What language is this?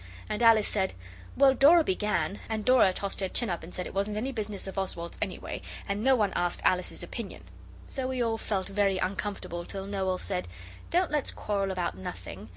English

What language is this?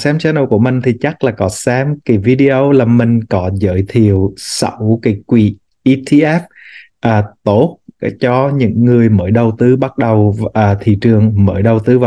Vietnamese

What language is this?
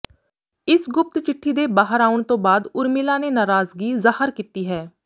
Punjabi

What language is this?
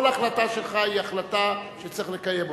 Hebrew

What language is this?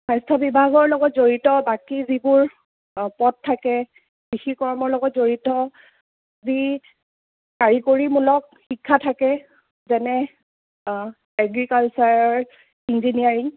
Assamese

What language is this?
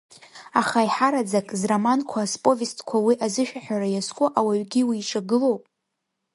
Abkhazian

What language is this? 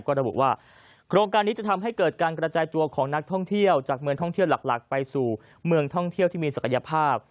Thai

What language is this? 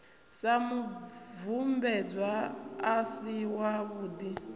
Venda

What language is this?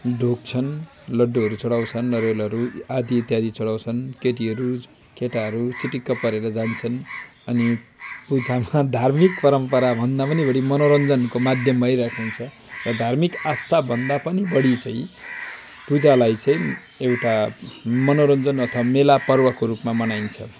Nepali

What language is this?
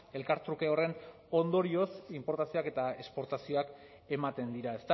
Basque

